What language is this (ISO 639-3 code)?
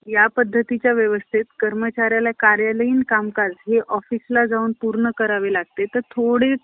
mar